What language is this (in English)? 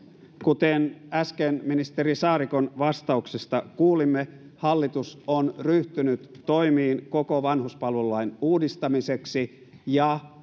Finnish